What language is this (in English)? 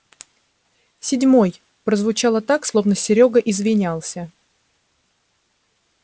Russian